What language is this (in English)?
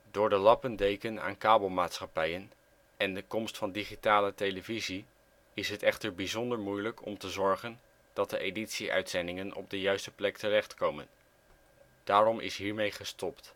Dutch